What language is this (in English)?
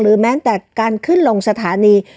Thai